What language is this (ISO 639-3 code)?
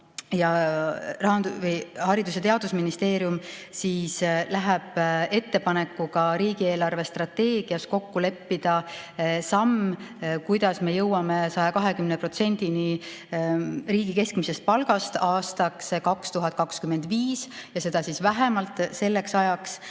est